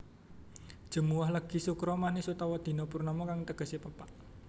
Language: Javanese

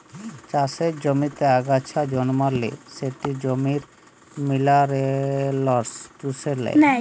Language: Bangla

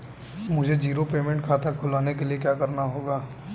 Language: Hindi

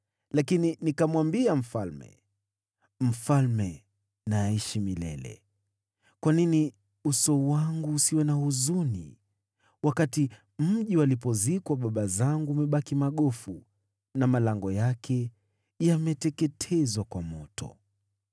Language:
Swahili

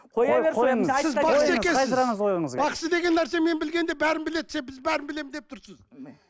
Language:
Kazakh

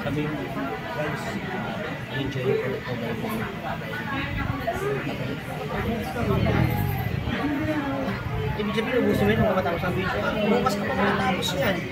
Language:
Filipino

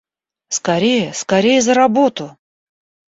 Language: Russian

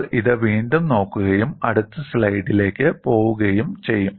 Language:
Malayalam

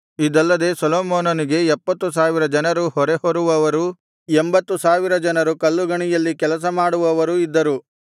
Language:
Kannada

